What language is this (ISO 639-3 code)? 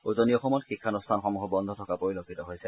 asm